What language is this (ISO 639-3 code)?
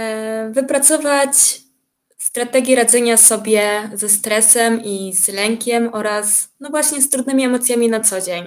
pol